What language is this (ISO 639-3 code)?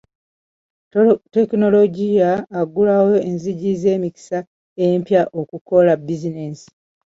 lug